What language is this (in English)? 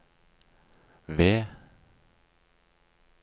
Norwegian